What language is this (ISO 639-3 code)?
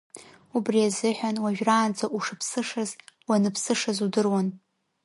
abk